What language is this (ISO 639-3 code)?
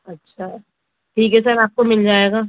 urd